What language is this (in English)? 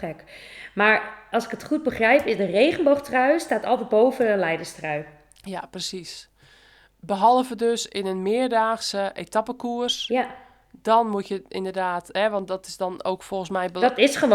Dutch